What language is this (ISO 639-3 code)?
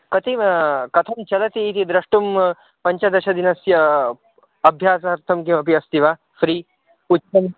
san